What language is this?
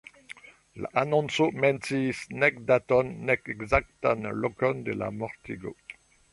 Esperanto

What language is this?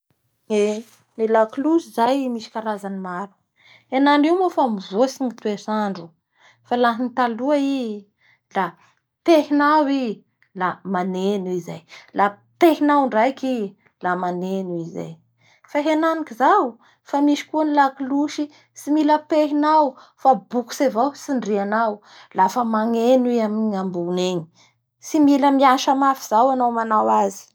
Bara Malagasy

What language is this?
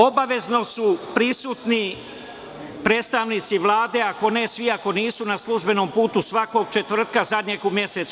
Serbian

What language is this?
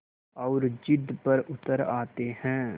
Hindi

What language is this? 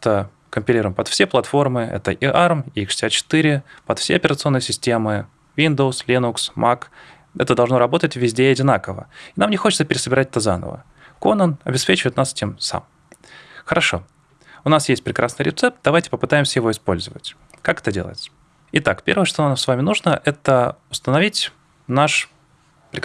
Russian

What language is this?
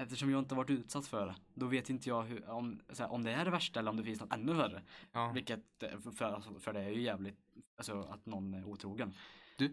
Swedish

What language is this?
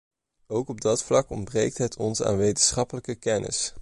Dutch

